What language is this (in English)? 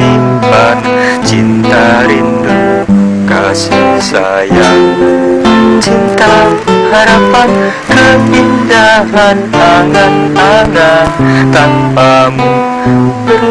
Indonesian